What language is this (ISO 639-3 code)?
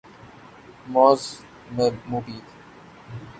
urd